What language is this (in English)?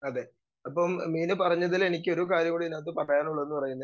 Malayalam